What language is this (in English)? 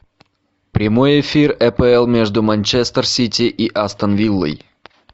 Russian